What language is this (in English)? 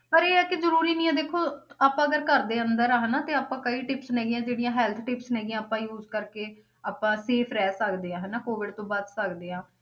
Punjabi